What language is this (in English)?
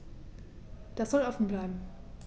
German